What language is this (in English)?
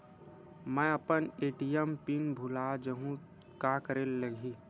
Chhattisgarhi